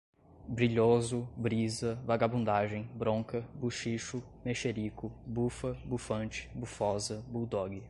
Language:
Portuguese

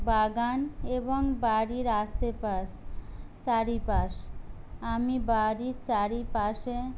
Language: Bangla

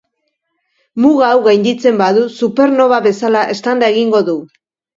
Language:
Basque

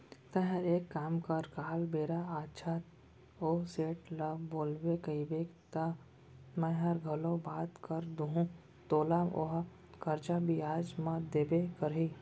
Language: Chhattisgarhi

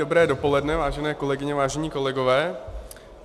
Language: Czech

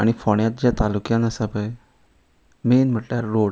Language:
Konkani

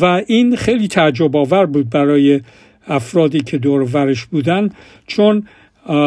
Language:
Persian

